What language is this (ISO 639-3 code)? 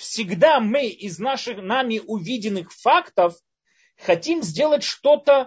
rus